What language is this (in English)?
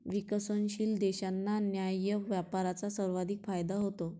Marathi